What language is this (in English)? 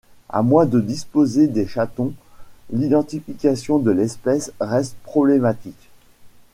French